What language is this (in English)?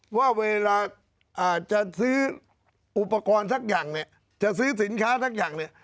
Thai